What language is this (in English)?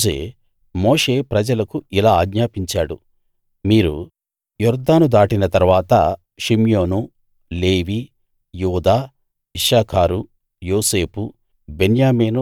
Telugu